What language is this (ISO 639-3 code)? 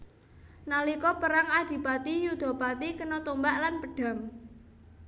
jav